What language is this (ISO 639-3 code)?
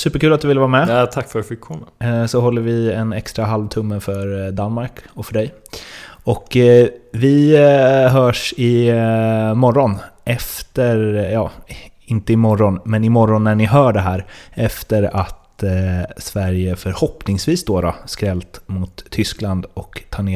swe